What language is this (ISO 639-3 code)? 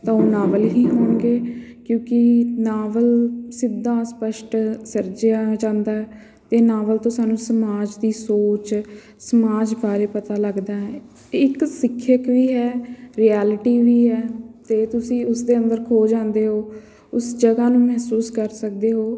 pan